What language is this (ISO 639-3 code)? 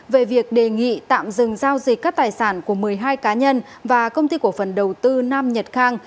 vie